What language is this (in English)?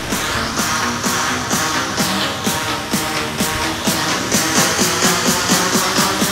Korean